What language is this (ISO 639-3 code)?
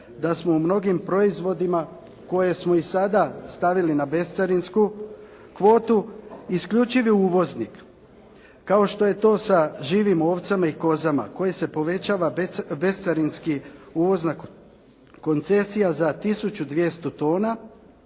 hrv